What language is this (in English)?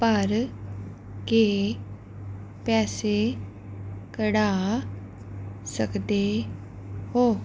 Punjabi